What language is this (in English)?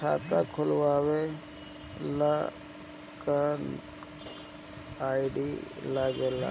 Bhojpuri